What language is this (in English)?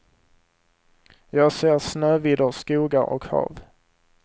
Swedish